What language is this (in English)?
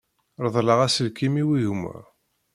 Kabyle